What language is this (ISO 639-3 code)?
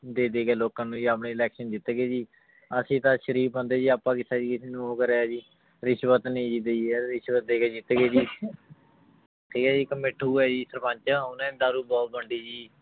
pan